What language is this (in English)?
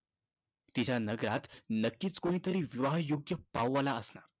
Marathi